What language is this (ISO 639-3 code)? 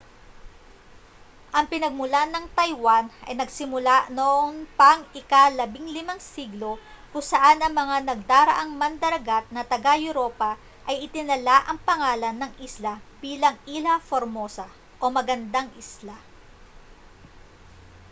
fil